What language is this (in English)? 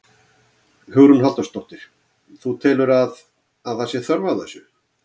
Icelandic